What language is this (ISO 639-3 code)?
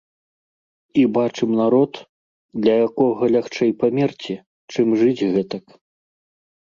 bel